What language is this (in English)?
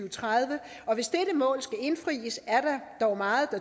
Danish